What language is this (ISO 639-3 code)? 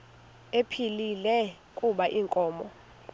xho